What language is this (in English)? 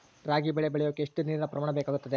Kannada